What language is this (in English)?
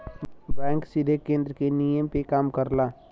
Bhojpuri